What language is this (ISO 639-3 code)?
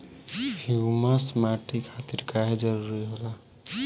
bho